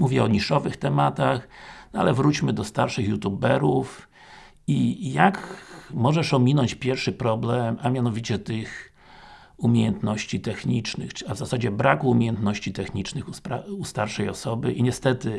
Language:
Polish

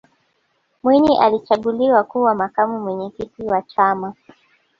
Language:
Swahili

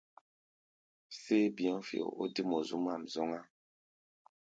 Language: Gbaya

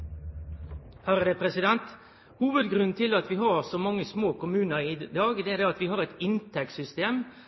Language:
Norwegian Nynorsk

